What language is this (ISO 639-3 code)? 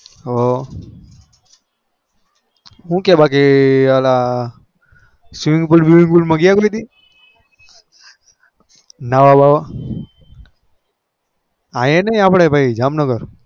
guj